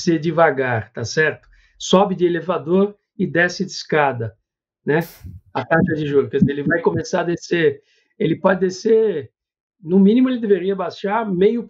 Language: Portuguese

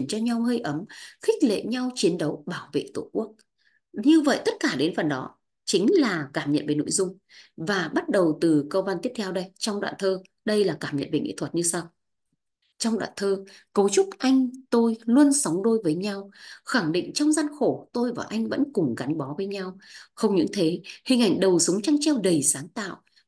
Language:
Vietnamese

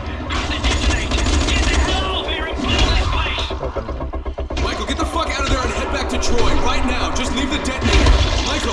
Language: Indonesian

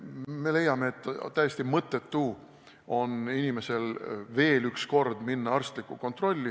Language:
Estonian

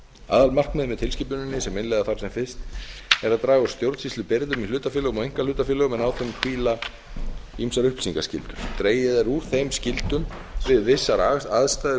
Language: Icelandic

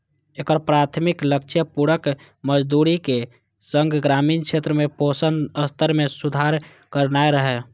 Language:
Maithili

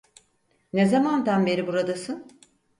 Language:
Turkish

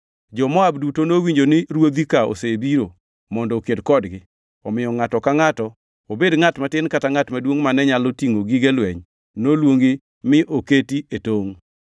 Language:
Luo (Kenya and Tanzania)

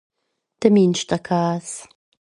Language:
Swiss German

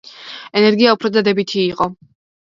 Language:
Georgian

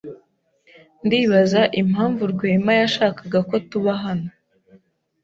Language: Kinyarwanda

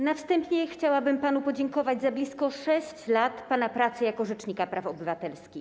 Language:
Polish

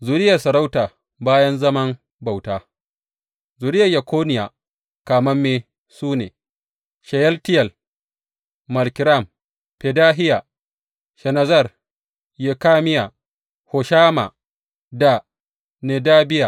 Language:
Hausa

